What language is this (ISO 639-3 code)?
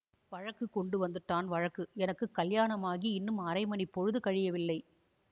tam